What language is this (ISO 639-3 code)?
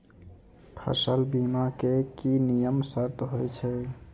mai